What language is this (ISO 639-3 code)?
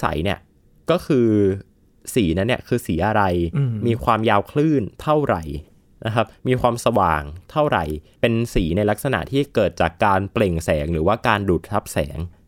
tha